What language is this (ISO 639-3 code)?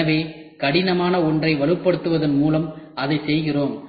tam